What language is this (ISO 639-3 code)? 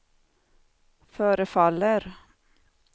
swe